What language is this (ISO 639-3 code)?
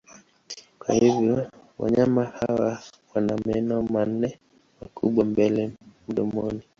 swa